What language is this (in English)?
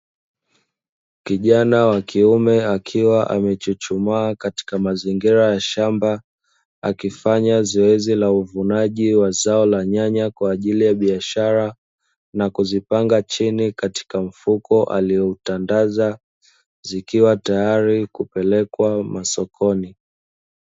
Swahili